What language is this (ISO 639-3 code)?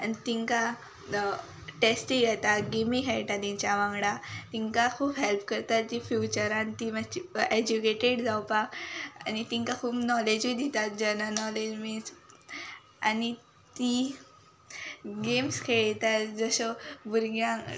kok